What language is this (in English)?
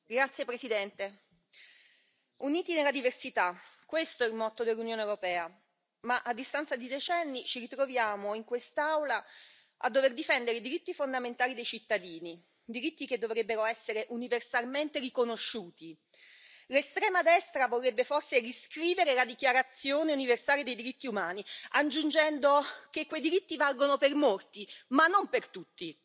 Italian